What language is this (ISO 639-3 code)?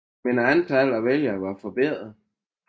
dan